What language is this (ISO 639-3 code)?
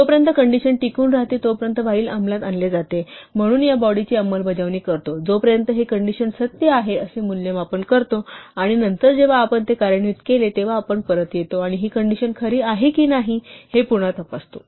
mar